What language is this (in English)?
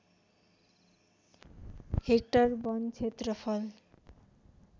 Nepali